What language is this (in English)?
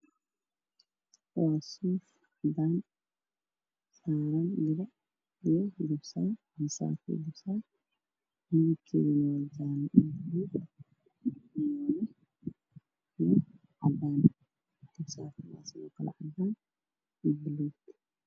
Somali